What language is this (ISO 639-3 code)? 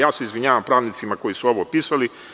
srp